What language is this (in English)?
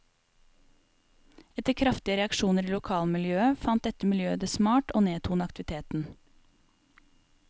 Norwegian